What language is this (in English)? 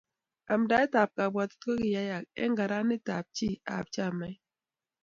Kalenjin